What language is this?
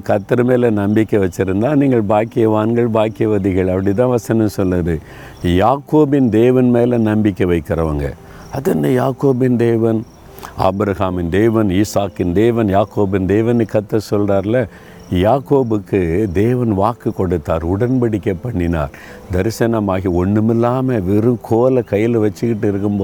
Tamil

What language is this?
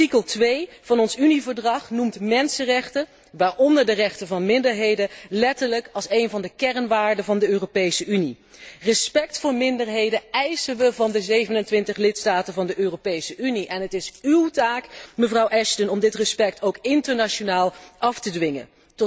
Dutch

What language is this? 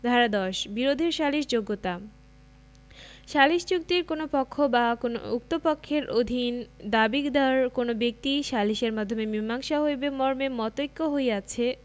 Bangla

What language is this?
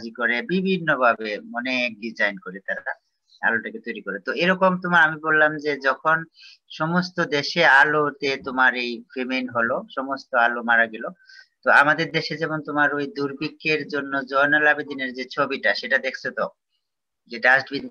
Indonesian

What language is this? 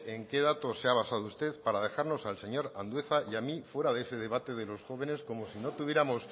Spanish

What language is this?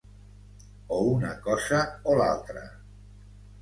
Catalan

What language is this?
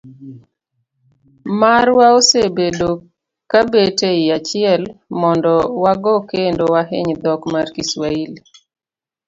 Luo (Kenya and Tanzania)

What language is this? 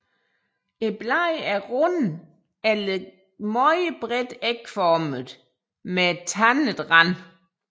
Danish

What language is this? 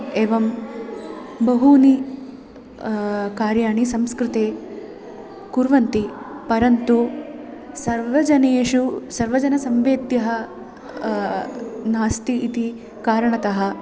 Sanskrit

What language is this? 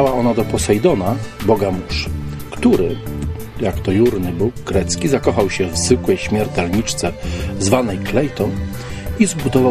Polish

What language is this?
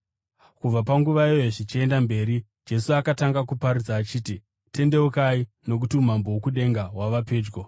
Shona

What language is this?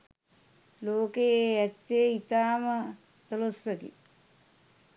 Sinhala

